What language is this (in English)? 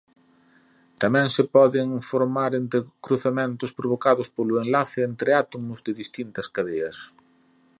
Galician